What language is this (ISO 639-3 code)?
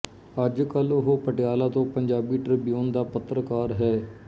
pan